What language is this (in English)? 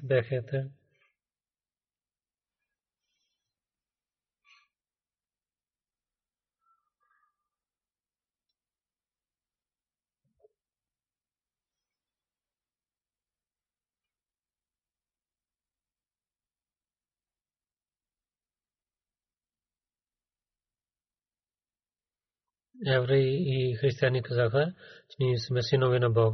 Bulgarian